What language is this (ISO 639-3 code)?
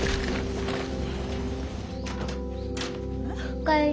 jpn